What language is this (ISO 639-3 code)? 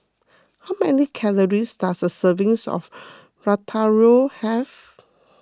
eng